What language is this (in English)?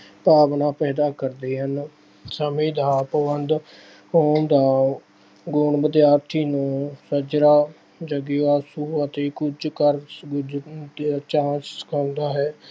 Punjabi